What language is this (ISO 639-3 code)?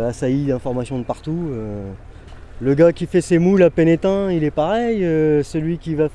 fra